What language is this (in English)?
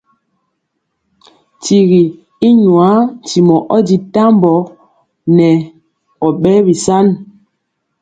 Mpiemo